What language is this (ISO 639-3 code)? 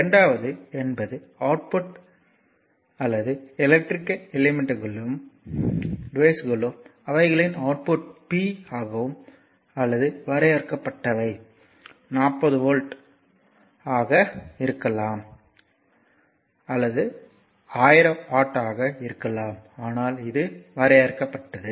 tam